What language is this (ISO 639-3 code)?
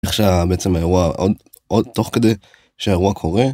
heb